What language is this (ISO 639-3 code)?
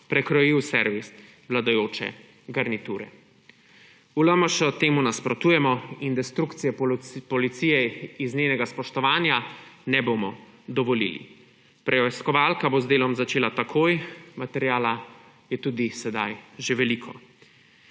slv